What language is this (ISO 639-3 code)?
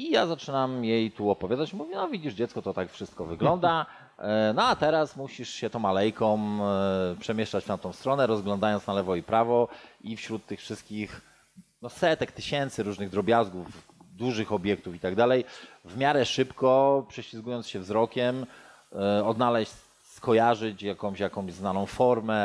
pol